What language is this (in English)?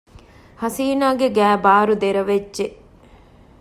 Divehi